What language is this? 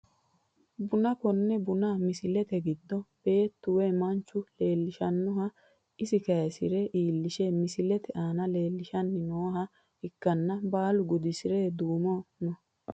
Sidamo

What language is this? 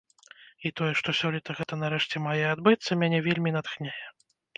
Belarusian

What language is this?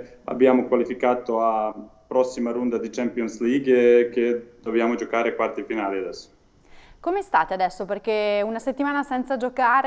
Italian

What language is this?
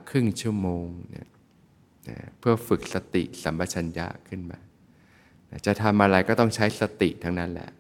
Thai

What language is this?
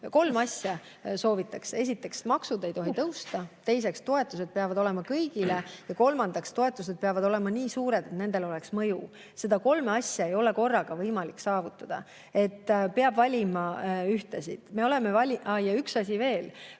Estonian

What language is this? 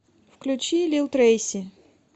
Russian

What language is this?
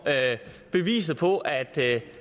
Danish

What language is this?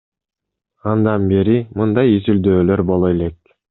Kyrgyz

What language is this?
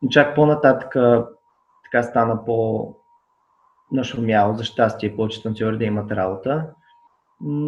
Bulgarian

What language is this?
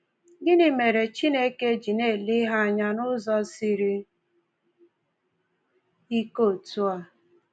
Igbo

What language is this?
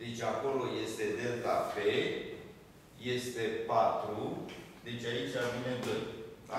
Romanian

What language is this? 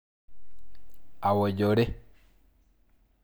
Masai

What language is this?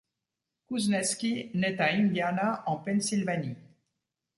French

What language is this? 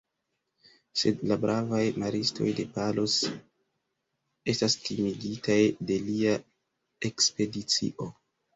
Esperanto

